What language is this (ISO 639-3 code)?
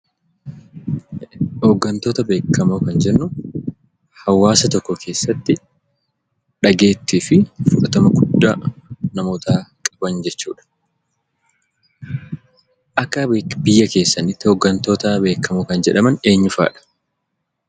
orm